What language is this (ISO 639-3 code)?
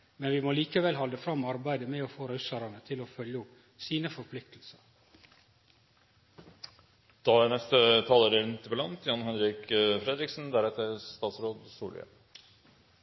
nor